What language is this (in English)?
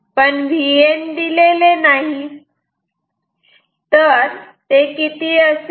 Marathi